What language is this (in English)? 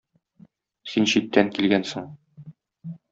Tatar